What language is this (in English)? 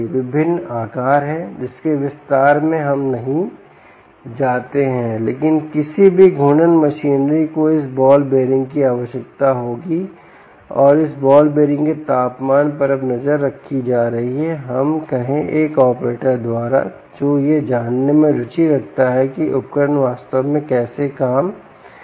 Hindi